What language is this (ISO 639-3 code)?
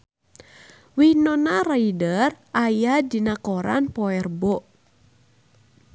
sun